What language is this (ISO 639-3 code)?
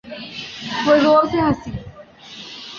urd